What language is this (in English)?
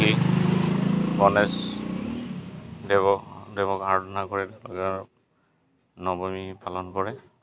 Assamese